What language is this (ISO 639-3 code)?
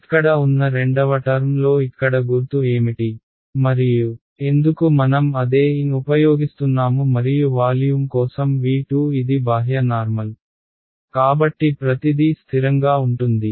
tel